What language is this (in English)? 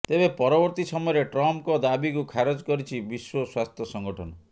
Odia